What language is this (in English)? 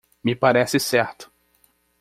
Portuguese